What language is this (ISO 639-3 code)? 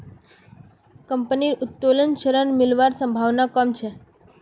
mag